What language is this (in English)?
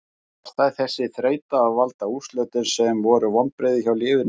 Icelandic